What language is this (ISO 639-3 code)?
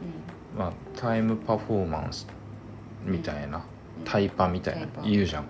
jpn